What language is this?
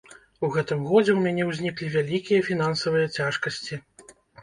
Belarusian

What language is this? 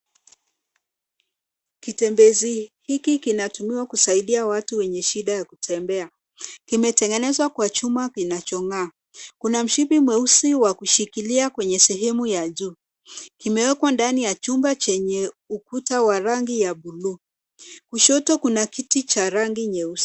Swahili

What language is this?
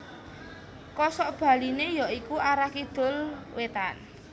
Javanese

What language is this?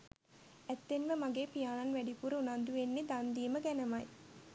Sinhala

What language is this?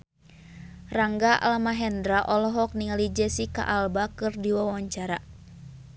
Sundanese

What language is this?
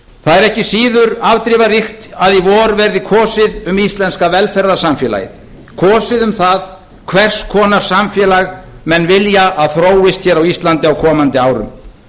Icelandic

